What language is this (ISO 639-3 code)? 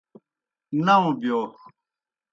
plk